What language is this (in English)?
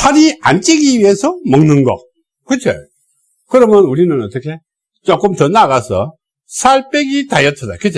Korean